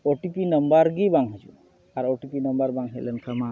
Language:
Santali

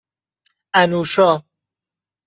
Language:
Persian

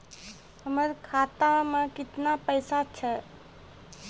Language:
Maithili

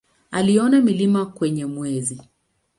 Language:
Swahili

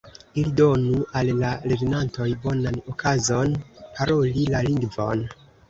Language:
Esperanto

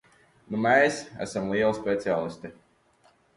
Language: Latvian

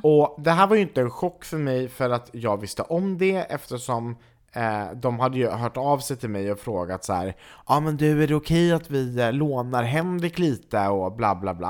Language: Swedish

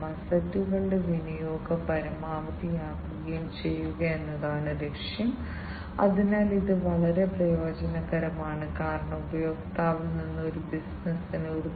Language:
Malayalam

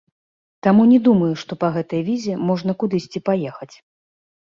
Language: Belarusian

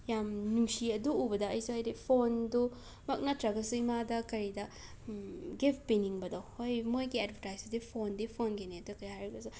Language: Manipuri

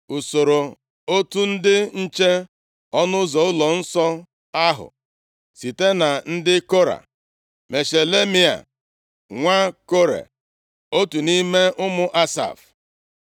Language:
Igbo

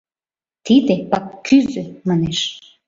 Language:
Mari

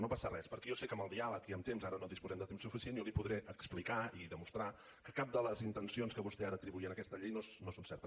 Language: Catalan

